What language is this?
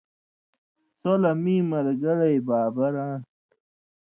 Indus Kohistani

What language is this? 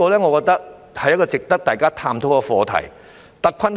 Cantonese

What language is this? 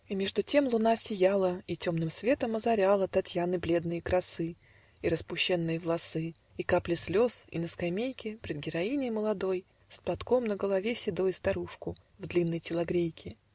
Russian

